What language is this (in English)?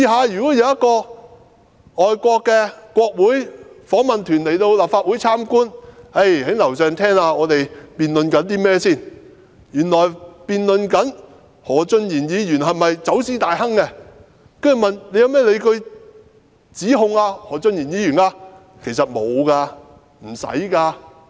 Cantonese